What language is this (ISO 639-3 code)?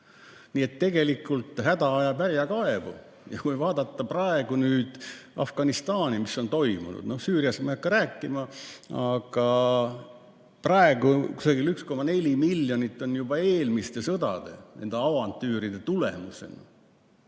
est